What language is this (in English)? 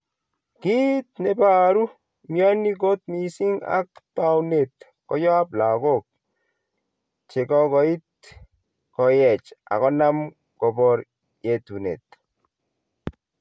Kalenjin